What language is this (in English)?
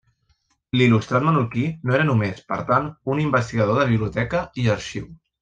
Catalan